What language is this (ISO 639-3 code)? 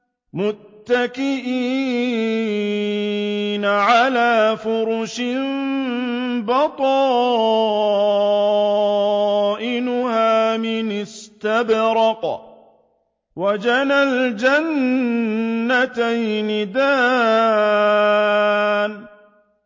ara